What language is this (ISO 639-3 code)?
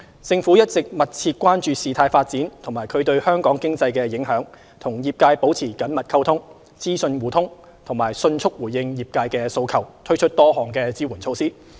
yue